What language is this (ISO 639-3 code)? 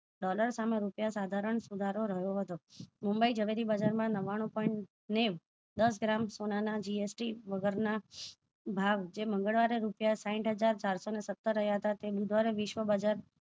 guj